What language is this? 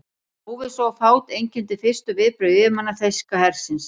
Icelandic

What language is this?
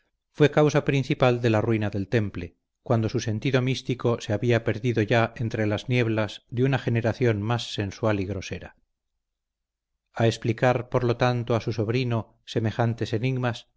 Spanish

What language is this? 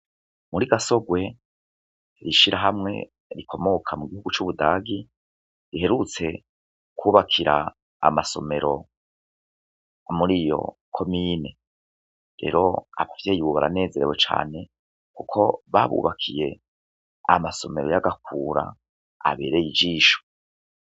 Rundi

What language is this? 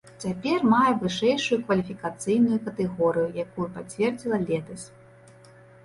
Belarusian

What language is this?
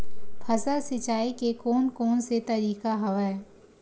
Chhattisgarhi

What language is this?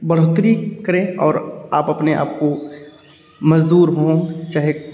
Hindi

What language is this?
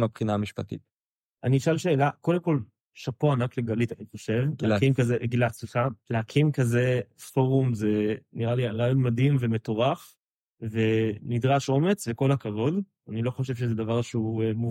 Hebrew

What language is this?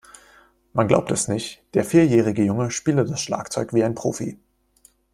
German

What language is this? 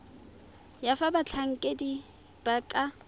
Tswana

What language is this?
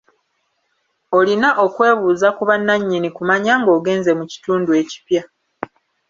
Ganda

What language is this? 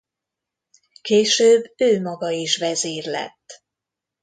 Hungarian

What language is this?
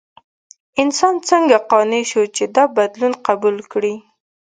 Pashto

